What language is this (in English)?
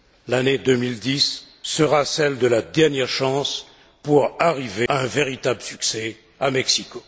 French